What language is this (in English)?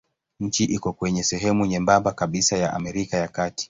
Swahili